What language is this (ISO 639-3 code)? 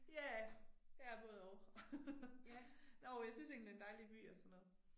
dan